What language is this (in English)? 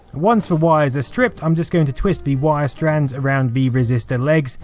English